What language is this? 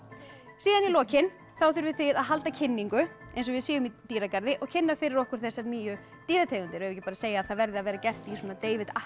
Icelandic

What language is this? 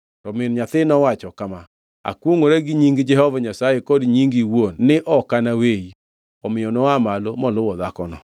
Luo (Kenya and Tanzania)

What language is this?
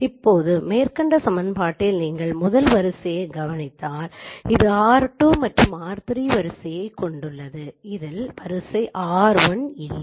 Tamil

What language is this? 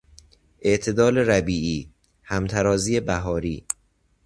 Persian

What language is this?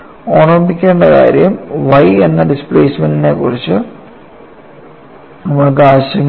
Malayalam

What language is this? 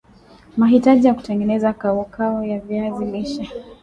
Swahili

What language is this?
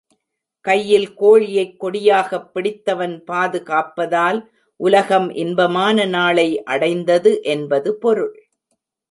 Tamil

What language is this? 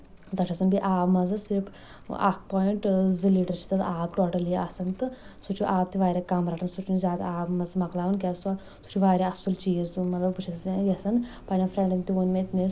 Kashmiri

